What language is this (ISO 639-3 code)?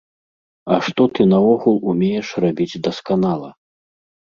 bel